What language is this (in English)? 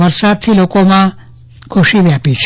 Gujarati